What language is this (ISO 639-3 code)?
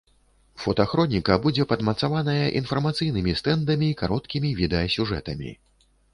bel